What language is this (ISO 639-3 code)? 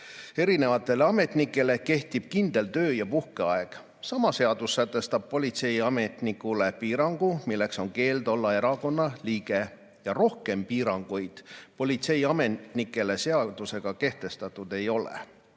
est